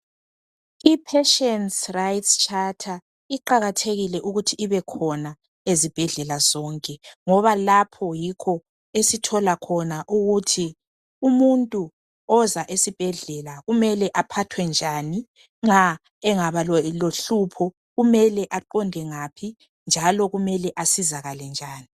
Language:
North Ndebele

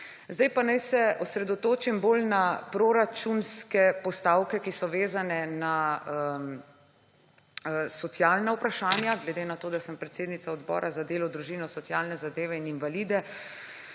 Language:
Slovenian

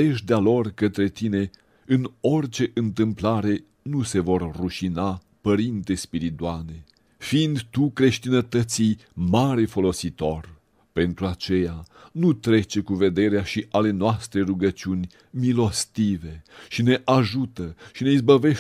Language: Romanian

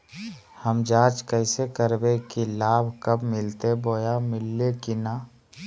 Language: Magahi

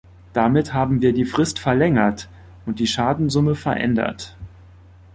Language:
German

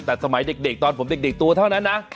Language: Thai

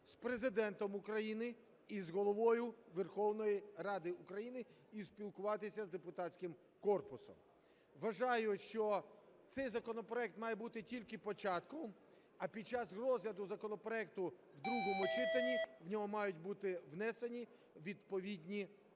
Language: Ukrainian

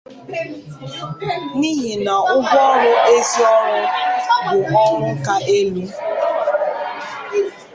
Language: Igbo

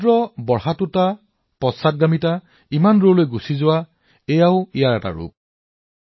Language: Assamese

